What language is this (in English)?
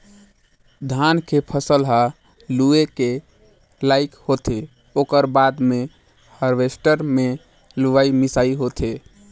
Chhattisgarhi